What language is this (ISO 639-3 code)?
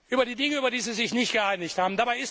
deu